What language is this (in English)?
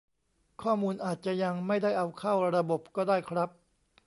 Thai